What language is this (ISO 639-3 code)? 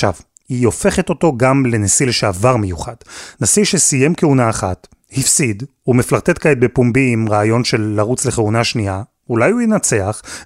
heb